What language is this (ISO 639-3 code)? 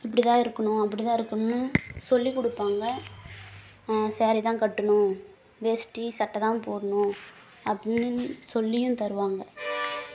tam